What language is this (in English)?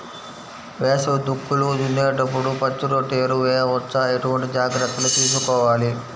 Telugu